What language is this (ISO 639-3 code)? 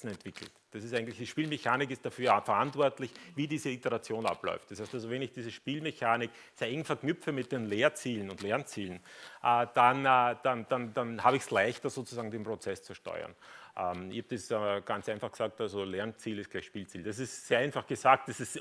deu